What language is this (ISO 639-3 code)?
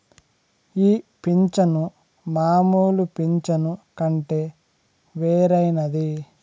tel